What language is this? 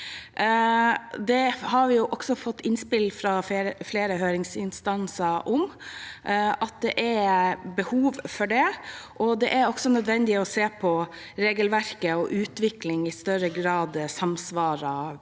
Norwegian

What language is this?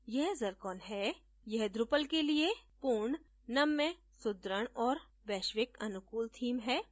Hindi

